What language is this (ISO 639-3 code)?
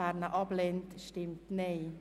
gsw